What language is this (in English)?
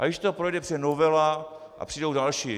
Czech